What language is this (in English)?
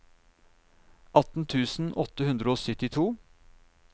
Norwegian